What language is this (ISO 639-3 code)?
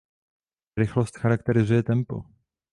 ces